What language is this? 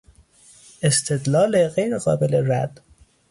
Persian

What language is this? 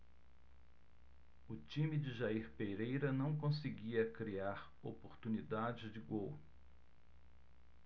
Portuguese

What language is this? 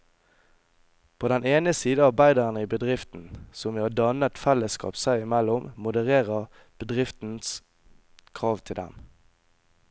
Norwegian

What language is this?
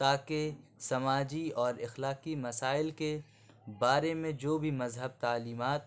Urdu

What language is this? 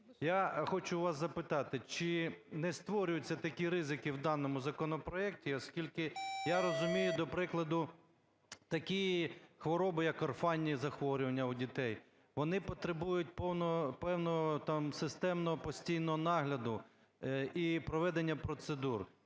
Ukrainian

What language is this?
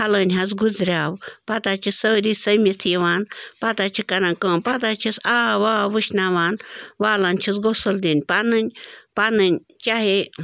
Kashmiri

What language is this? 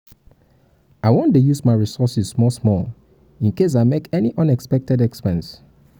Nigerian Pidgin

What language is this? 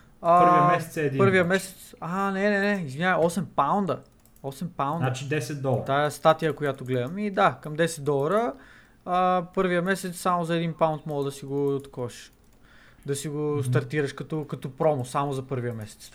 Bulgarian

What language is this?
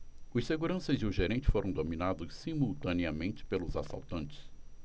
Portuguese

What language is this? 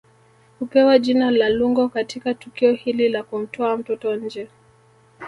Swahili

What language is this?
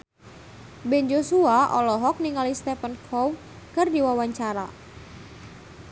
Sundanese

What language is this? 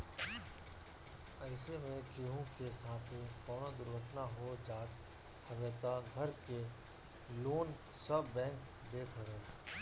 Bhojpuri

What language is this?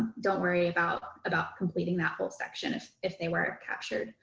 English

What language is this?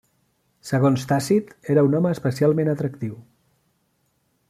Catalan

